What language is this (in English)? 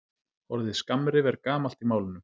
Icelandic